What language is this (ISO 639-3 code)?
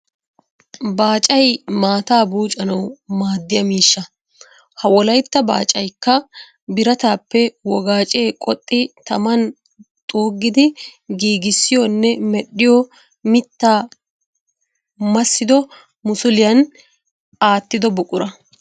wal